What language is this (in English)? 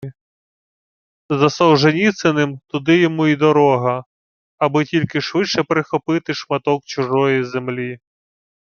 Ukrainian